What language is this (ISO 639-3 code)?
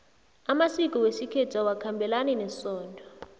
nbl